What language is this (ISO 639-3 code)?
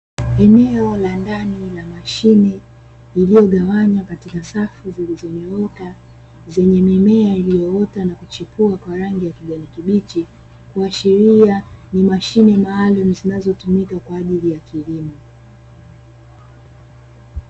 swa